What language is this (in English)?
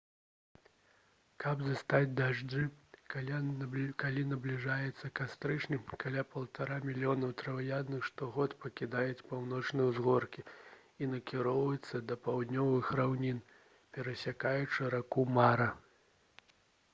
Belarusian